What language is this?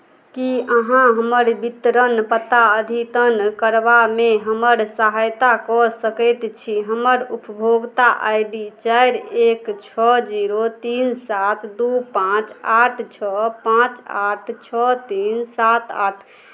Maithili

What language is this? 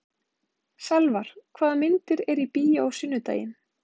Icelandic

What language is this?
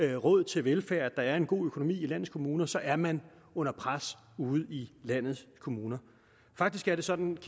Danish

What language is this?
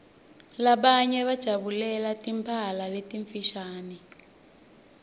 Swati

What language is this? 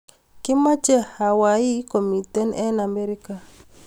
Kalenjin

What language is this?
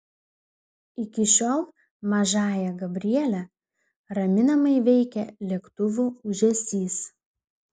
Lithuanian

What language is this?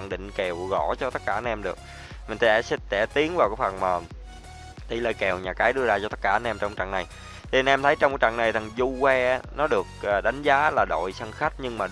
Vietnamese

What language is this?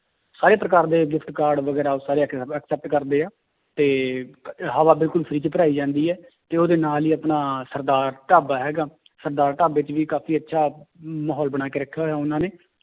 Punjabi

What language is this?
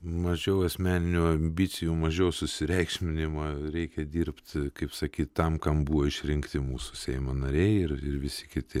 Lithuanian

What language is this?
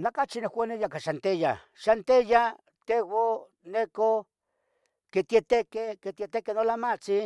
Tetelcingo Nahuatl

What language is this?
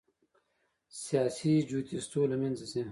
Pashto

